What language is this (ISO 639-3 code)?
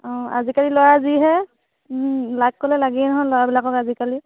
asm